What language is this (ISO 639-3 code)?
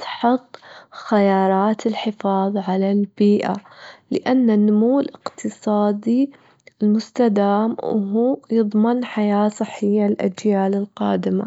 afb